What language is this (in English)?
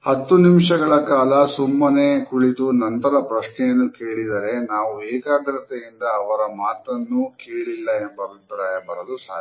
Kannada